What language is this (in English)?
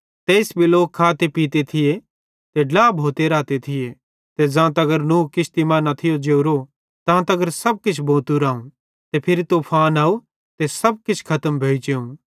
Bhadrawahi